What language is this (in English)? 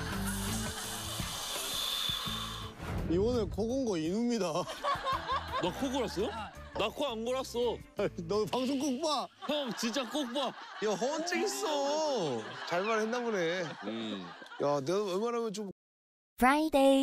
Korean